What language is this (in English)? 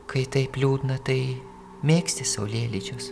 Lithuanian